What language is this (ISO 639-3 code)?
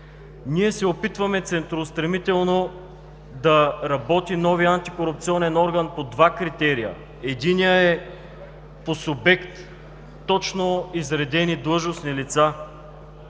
bul